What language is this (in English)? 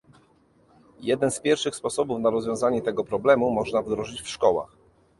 Polish